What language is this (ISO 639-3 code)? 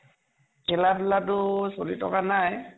asm